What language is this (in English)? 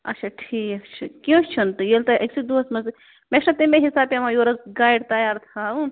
Kashmiri